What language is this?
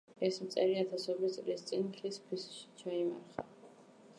Georgian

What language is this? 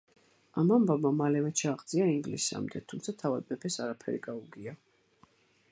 Georgian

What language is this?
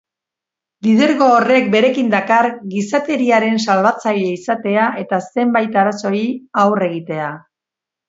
Basque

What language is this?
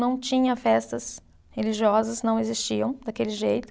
Portuguese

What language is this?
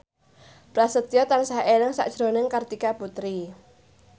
Javanese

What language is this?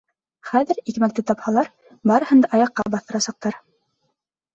Bashkir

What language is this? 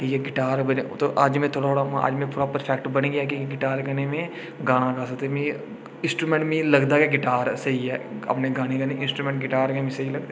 Dogri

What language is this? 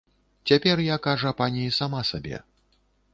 Belarusian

